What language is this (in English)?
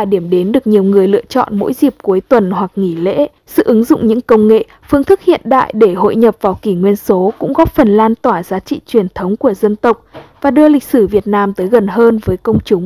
Vietnamese